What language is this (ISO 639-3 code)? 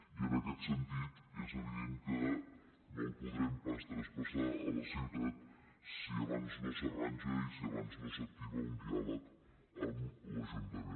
cat